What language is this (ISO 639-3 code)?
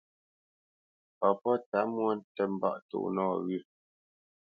bce